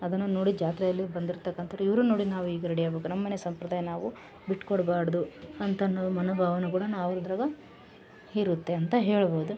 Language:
Kannada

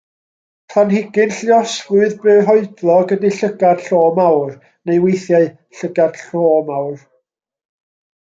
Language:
Welsh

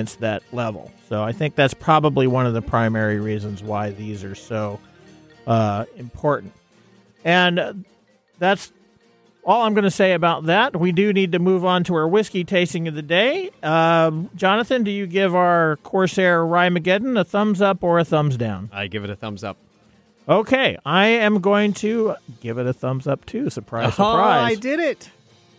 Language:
English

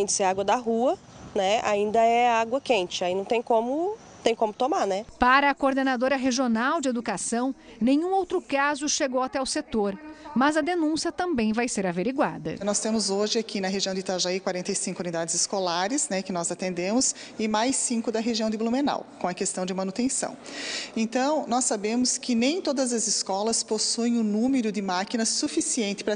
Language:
Portuguese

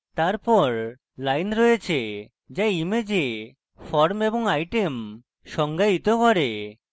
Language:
Bangla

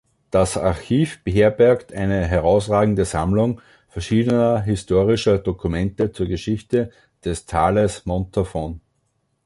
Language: German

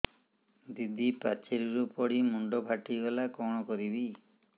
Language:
Odia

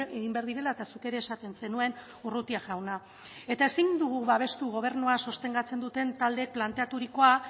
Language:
Basque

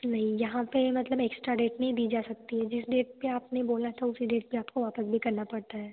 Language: Hindi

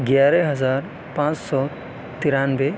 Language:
Urdu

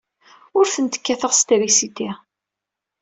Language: Kabyle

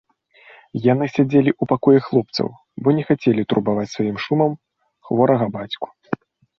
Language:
Belarusian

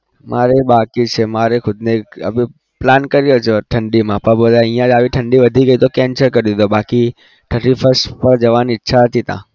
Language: Gujarati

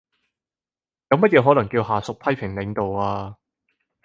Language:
Cantonese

